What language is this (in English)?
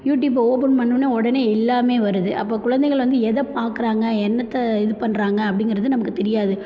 Tamil